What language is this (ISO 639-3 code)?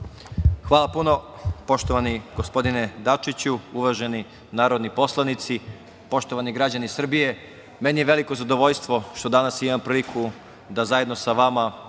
srp